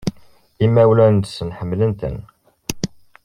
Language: Kabyle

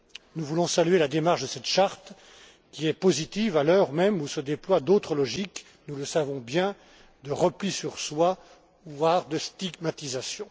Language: French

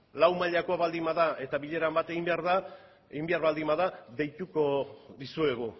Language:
Basque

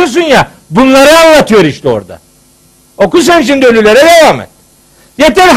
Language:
Turkish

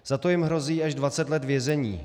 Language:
Czech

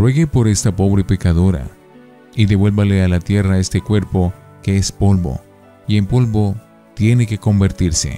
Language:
Spanish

